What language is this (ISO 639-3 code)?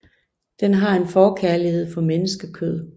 dan